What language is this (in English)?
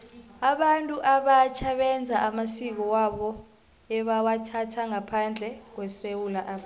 South Ndebele